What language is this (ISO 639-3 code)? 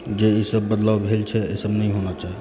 mai